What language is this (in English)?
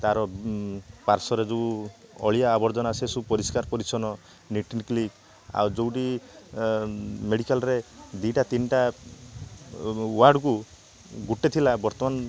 Odia